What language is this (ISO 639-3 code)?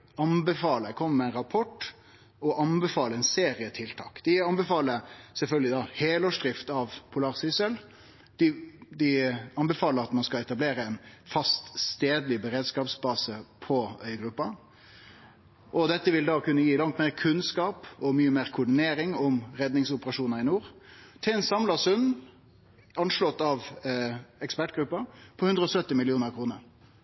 nno